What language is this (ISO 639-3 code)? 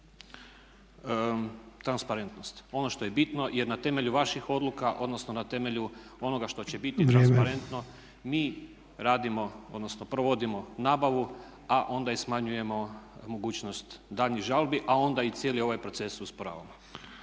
hrv